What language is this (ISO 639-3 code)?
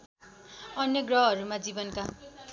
nep